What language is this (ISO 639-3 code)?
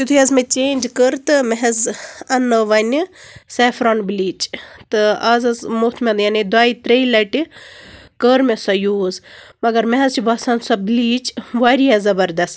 kas